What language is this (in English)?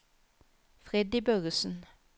Norwegian